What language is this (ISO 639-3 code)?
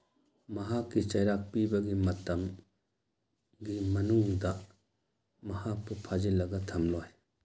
mni